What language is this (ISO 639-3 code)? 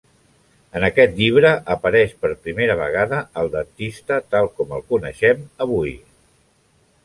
cat